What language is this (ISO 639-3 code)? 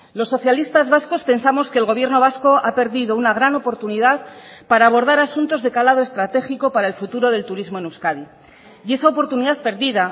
spa